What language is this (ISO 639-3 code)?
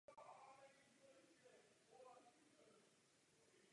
ces